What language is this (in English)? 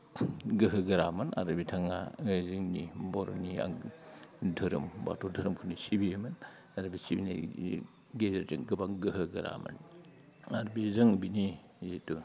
Bodo